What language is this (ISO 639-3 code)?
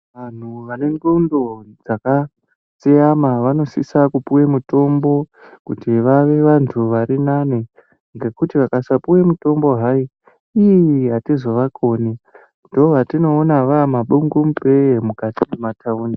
ndc